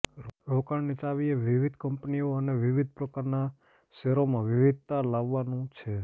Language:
Gujarati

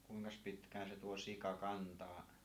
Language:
Finnish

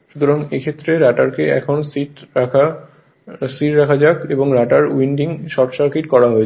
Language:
Bangla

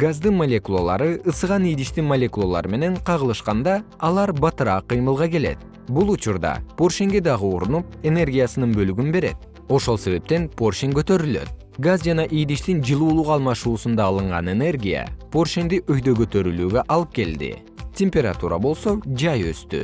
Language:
Kyrgyz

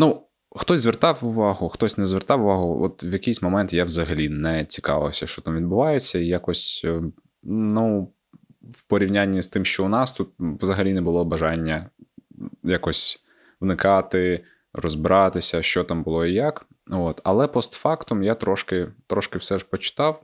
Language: Ukrainian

